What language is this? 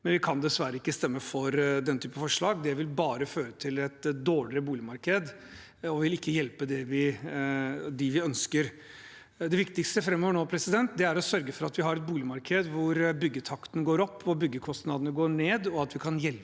Norwegian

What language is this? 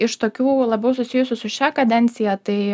Lithuanian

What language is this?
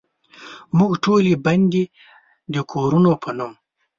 Pashto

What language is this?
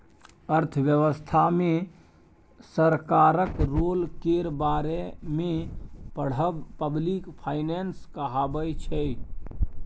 Maithili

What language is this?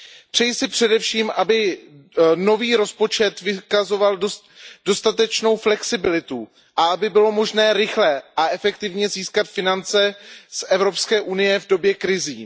Czech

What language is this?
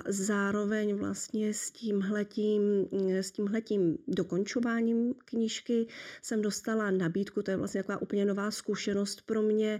Czech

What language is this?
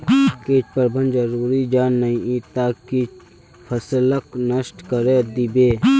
Magahi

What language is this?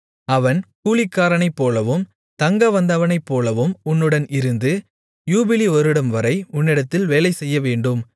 Tamil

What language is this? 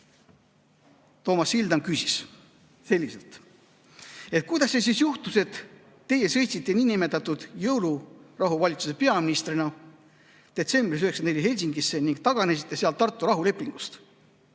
Estonian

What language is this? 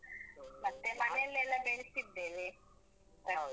Kannada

